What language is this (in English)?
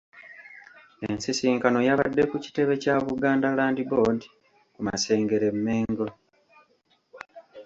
Ganda